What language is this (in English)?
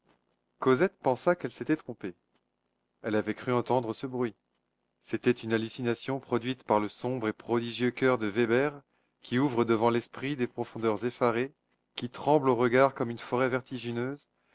French